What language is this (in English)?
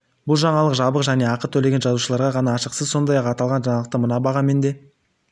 Kazakh